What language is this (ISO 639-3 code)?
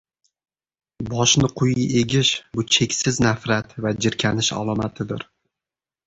uzb